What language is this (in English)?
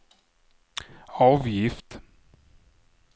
Swedish